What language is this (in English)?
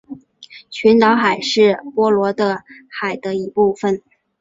Chinese